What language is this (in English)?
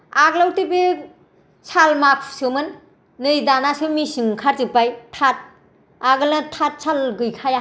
Bodo